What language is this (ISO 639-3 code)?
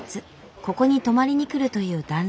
jpn